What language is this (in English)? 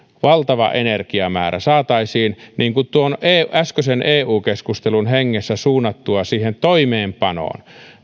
Finnish